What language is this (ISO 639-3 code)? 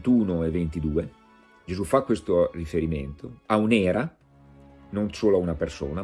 ita